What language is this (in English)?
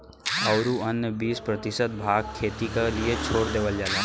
Bhojpuri